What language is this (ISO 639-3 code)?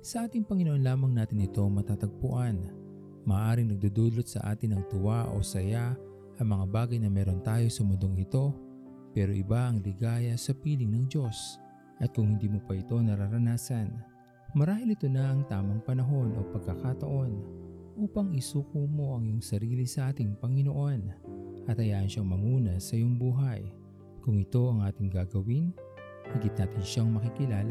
fil